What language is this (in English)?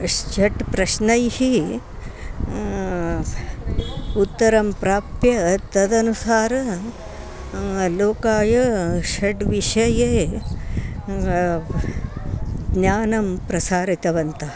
Sanskrit